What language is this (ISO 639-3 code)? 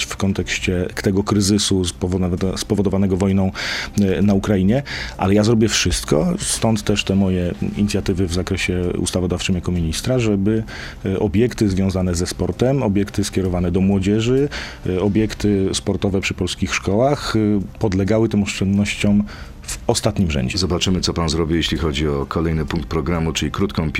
pol